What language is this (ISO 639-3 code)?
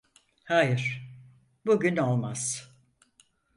tur